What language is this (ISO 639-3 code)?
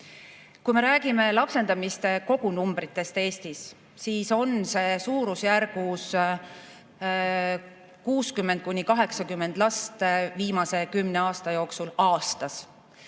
est